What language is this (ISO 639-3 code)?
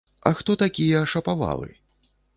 bel